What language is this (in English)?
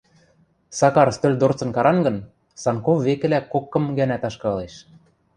Western Mari